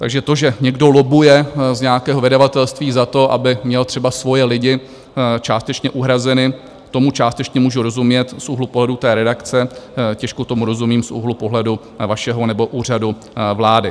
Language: Czech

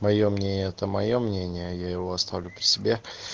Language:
Russian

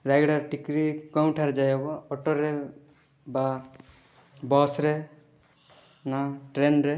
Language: Odia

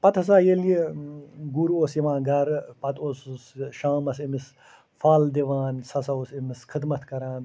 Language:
Kashmiri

